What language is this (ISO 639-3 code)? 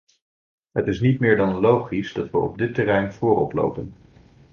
nld